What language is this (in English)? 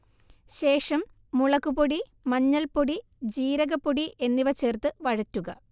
Malayalam